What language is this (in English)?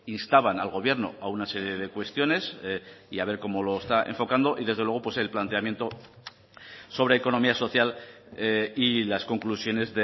Spanish